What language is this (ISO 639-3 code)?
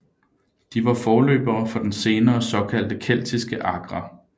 dan